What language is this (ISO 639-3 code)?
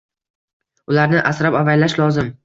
uzb